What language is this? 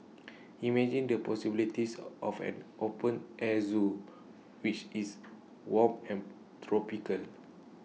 English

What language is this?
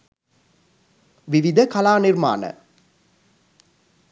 Sinhala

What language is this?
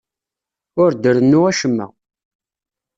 Kabyle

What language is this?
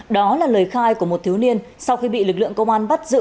Vietnamese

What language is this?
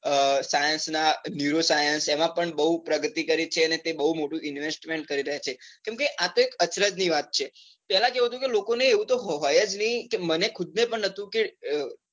Gujarati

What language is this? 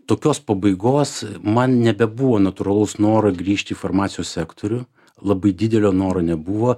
Lithuanian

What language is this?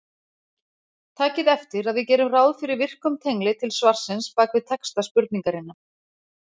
Icelandic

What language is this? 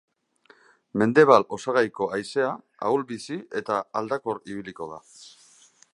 Basque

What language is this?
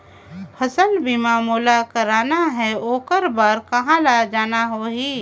Chhattisgarhi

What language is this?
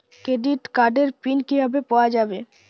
Bangla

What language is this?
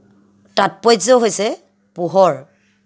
Assamese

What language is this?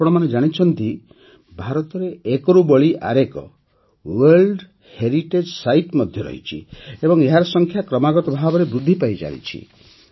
Odia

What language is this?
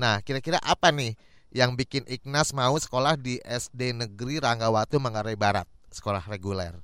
Indonesian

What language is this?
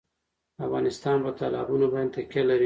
Pashto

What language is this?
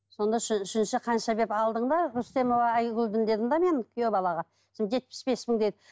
Kazakh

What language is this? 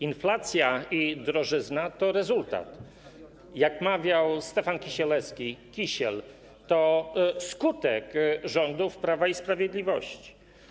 Polish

